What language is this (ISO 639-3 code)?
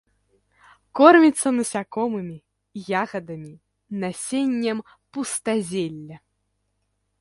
bel